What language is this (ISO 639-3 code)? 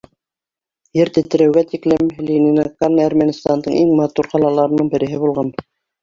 bak